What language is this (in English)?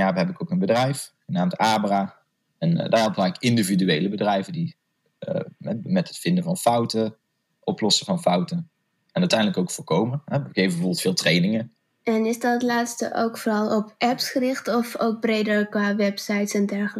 Dutch